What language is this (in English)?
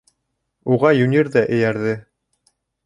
Bashkir